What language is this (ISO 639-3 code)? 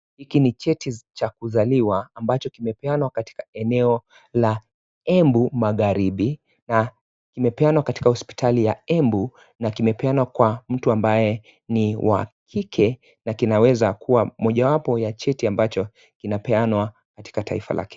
swa